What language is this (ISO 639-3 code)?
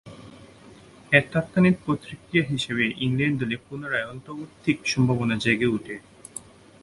ben